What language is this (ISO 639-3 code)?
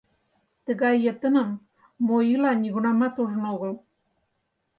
chm